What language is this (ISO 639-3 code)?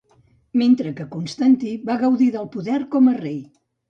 cat